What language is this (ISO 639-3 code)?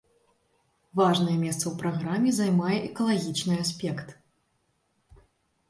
bel